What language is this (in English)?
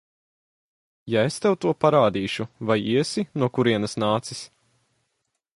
Latvian